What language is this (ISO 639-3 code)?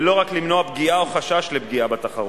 heb